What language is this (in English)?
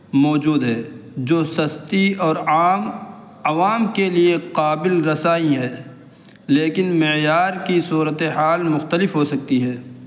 Urdu